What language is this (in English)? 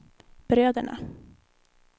Swedish